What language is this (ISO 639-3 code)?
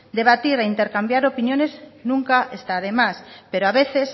spa